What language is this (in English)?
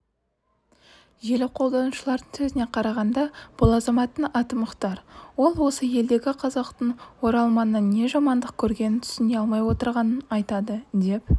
Kazakh